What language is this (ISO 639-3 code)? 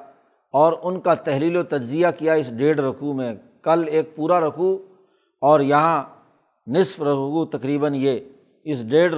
urd